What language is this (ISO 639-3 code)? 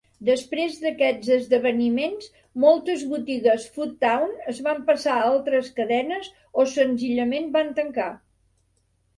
cat